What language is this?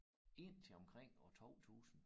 Danish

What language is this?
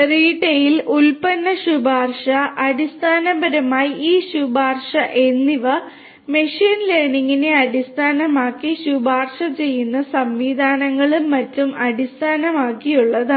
Malayalam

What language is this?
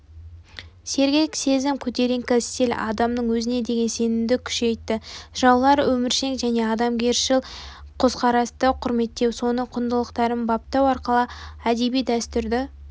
Kazakh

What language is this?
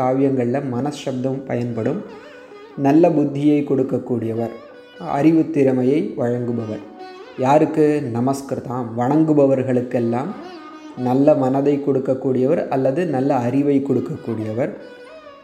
Tamil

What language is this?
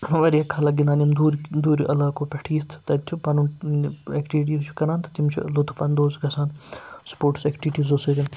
Kashmiri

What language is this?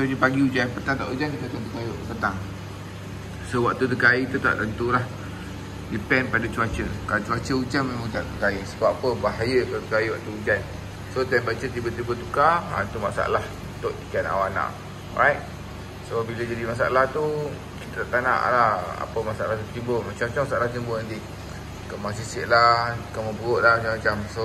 Malay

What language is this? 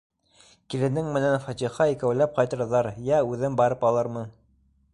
Bashkir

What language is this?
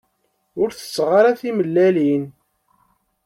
Kabyle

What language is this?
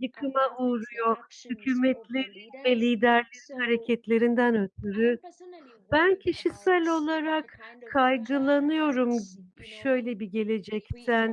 Turkish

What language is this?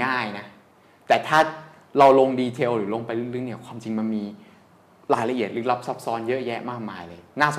Thai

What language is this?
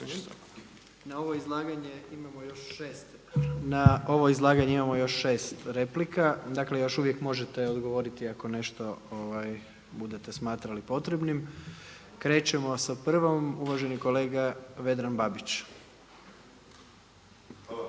Croatian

